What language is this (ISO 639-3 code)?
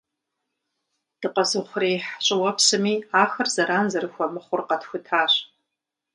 kbd